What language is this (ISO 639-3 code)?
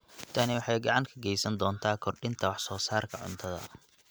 som